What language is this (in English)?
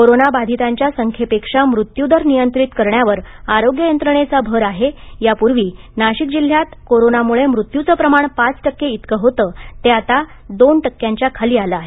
Marathi